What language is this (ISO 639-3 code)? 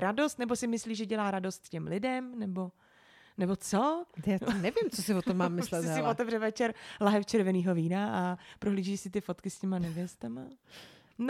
ces